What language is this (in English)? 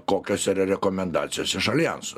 Lithuanian